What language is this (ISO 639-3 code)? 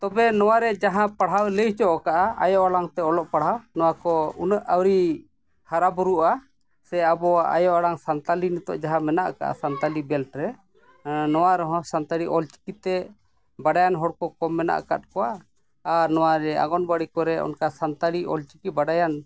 sat